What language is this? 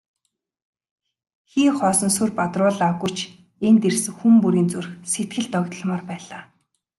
Mongolian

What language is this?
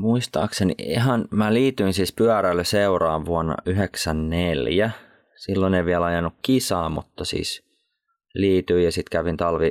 Finnish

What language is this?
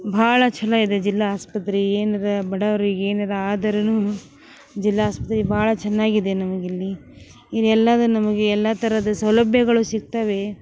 Kannada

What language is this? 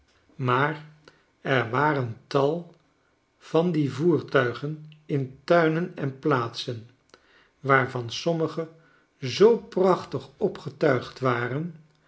Dutch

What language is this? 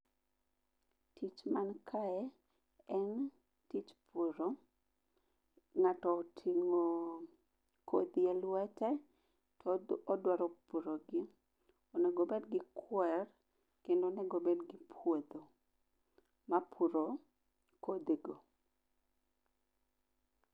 Luo (Kenya and Tanzania)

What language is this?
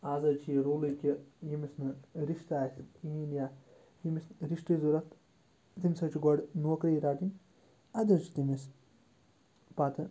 Kashmiri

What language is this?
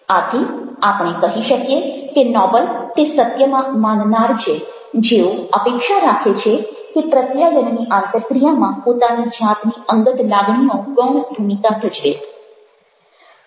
Gujarati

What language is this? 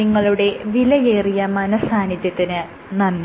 Malayalam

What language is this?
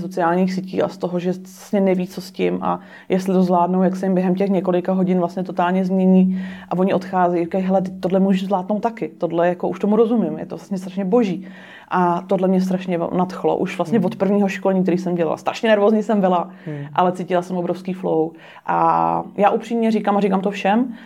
Czech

